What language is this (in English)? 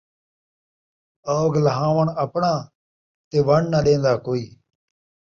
Saraiki